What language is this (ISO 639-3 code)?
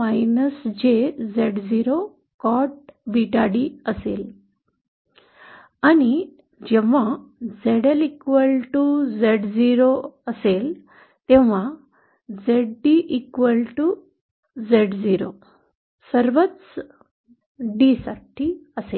mar